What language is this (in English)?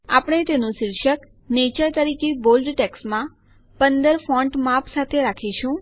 Gujarati